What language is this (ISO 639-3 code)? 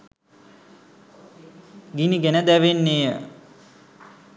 sin